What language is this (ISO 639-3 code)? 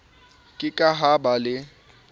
sot